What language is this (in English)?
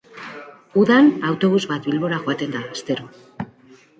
Basque